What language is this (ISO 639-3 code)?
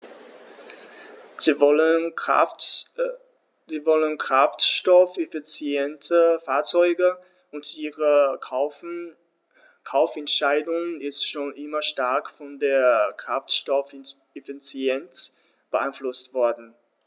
deu